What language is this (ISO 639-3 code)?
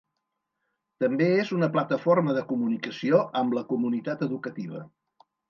cat